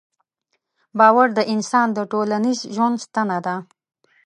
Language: Pashto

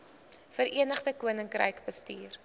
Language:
Afrikaans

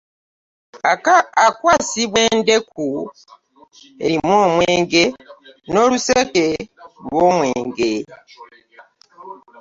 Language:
Ganda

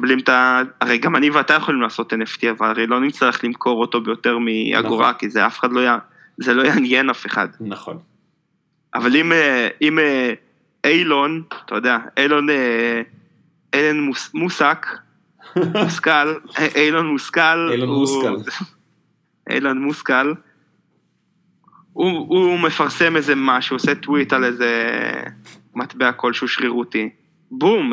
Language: Hebrew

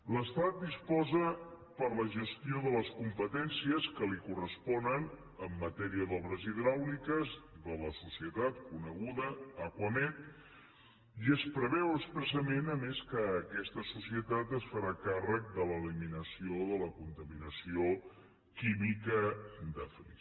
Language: Catalan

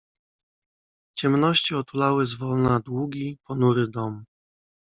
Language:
Polish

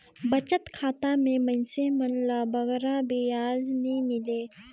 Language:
Chhattisgarhi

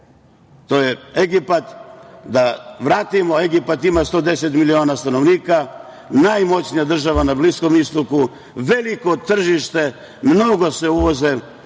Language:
Serbian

